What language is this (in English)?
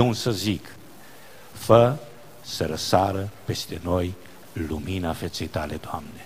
Romanian